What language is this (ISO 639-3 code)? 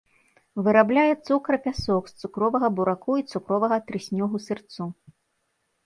bel